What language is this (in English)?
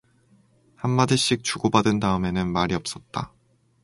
Korean